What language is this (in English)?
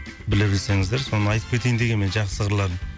Kazakh